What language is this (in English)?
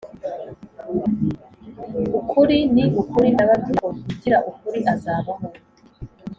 Kinyarwanda